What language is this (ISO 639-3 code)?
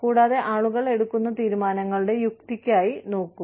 mal